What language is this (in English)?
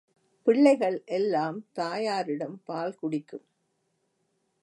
Tamil